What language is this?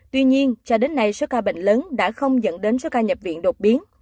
Vietnamese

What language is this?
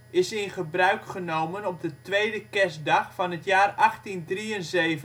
Dutch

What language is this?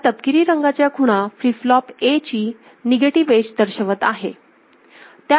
Marathi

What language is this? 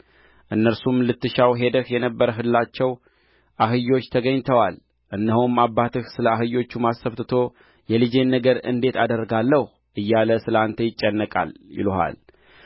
Amharic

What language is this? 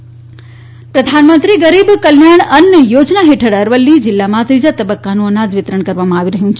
Gujarati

